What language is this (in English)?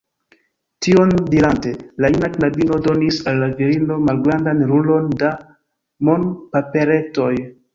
Esperanto